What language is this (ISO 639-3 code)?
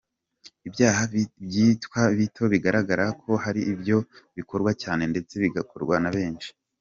kin